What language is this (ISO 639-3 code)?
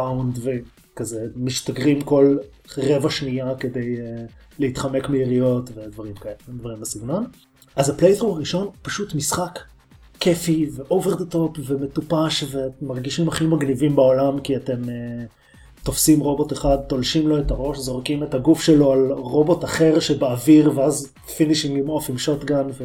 heb